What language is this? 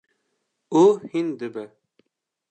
Kurdish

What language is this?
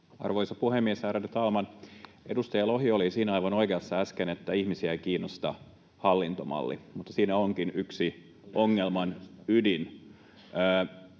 Finnish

